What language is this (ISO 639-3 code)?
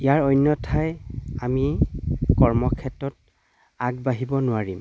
asm